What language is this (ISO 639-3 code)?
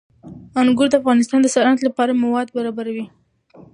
pus